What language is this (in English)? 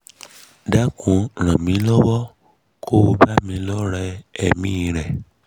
Yoruba